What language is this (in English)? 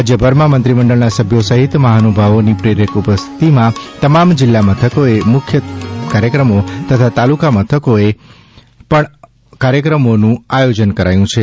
Gujarati